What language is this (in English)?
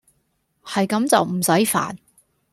Cantonese